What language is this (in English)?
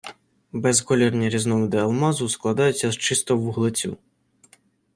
Ukrainian